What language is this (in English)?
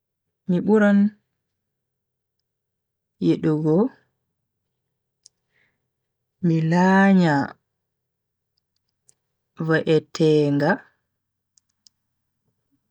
Bagirmi Fulfulde